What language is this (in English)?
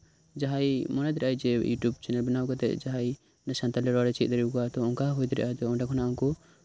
Santali